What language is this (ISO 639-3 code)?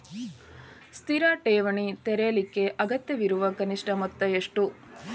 kan